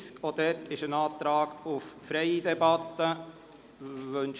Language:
Swiss German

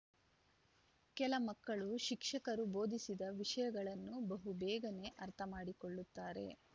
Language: Kannada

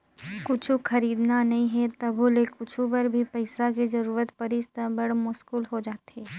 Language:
Chhattisgarhi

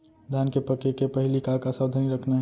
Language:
Chhattisgarhi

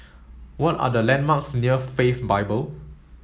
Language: English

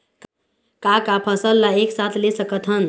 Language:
Chhattisgarhi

